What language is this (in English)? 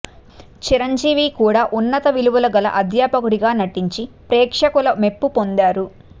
Telugu